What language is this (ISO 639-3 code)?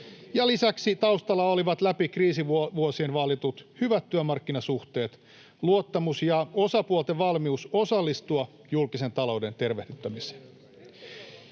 fin